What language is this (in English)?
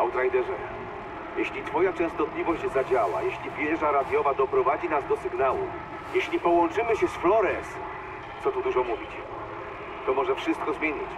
Polish